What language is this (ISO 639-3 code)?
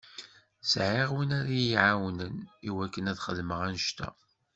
kab